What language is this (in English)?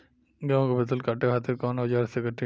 Bhojpuri